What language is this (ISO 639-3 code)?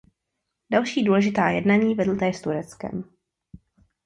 ces